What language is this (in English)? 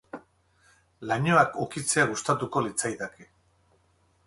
Basque